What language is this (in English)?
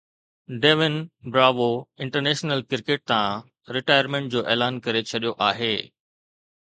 Sindhi